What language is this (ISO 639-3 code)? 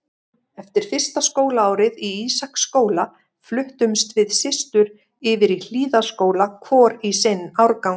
isl